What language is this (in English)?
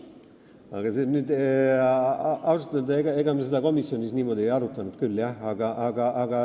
Estonian